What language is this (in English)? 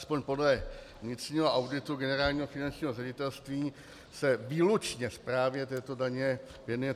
Czech